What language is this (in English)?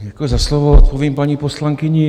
Czech